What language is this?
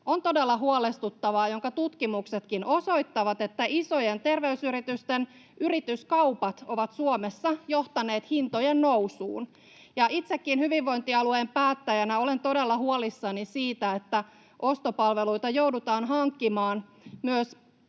Finnish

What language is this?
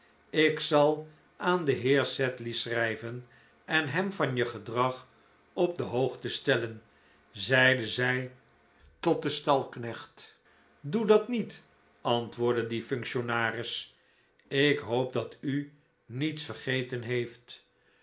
Dutch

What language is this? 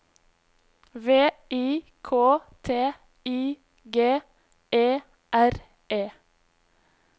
Norwegian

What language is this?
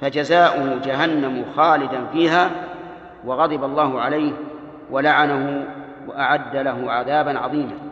Arabic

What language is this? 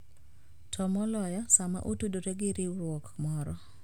Luo (Kenya and Tanzania)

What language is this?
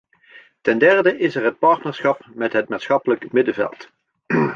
Dutch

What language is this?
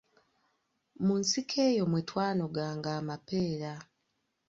Ganda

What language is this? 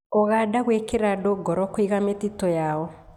Kikuyu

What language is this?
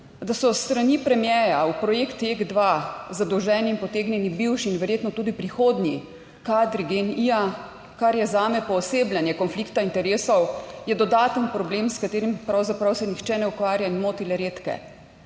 Slovenian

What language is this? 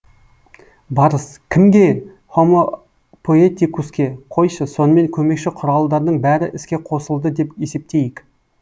Kazakh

